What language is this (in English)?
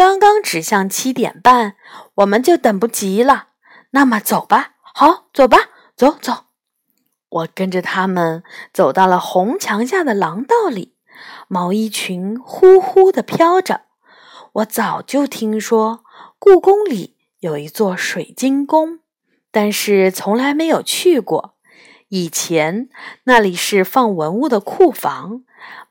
Chinese